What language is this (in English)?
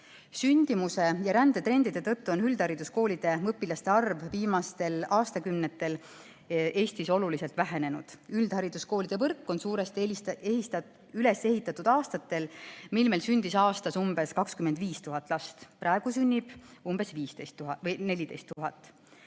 Estonian